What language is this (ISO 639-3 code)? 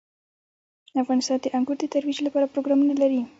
pus